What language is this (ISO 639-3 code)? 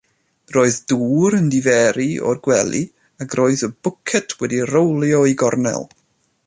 cym